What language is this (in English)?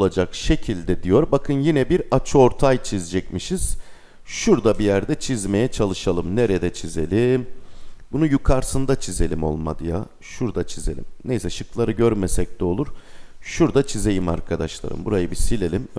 Turkish